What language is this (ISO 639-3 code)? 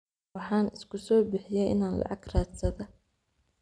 som